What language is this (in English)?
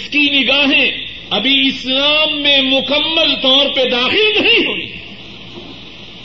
Urdu